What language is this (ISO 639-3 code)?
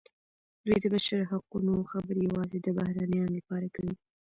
pus